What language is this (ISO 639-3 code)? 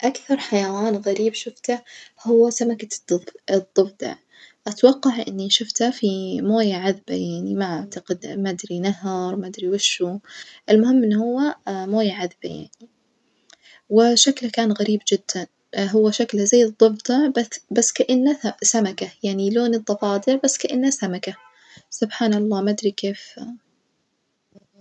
ars